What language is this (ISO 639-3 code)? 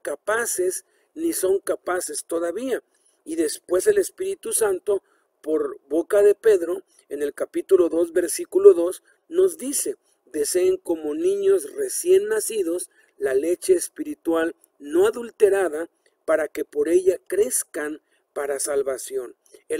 spa